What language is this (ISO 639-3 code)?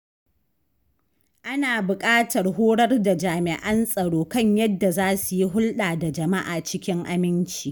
hau